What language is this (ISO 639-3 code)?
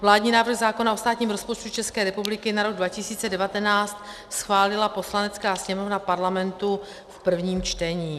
ces